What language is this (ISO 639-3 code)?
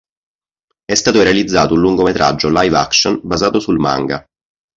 ita